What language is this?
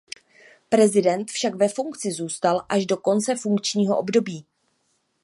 Czech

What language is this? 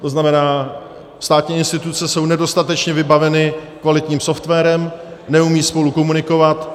Czech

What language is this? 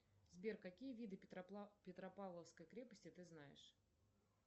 Russian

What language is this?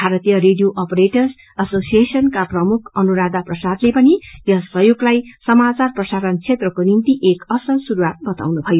Nepali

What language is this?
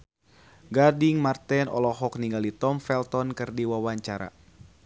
Sundanese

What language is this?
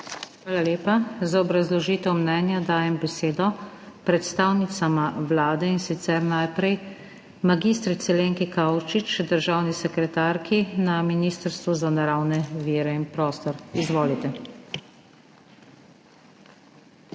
Slovenian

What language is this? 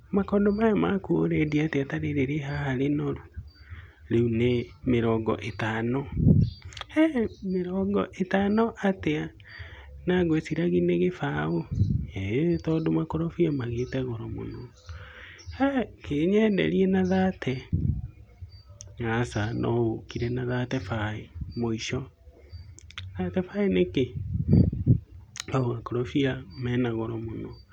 Kikuyu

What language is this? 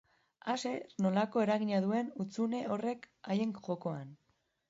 Basque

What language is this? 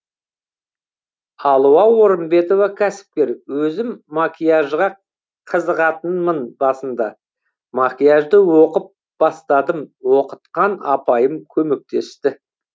Kazakh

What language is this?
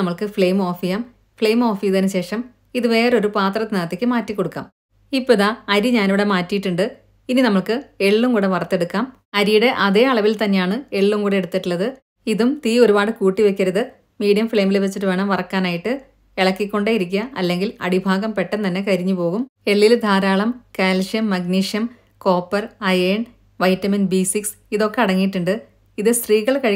Malayalam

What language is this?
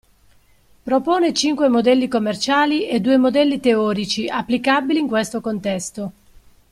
Italian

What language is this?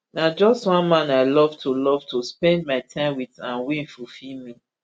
Nigerian Pidgin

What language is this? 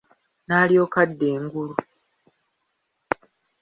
Ganda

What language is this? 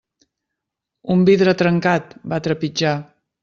Catalan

